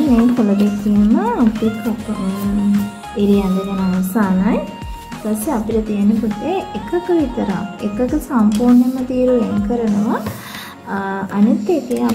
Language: Turkish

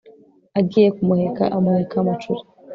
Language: Kinyarwanda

